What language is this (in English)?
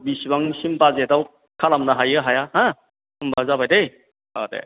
Bodo